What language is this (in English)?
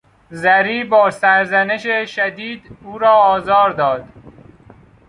Persian